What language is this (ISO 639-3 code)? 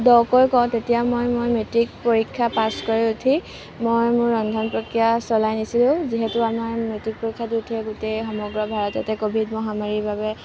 asm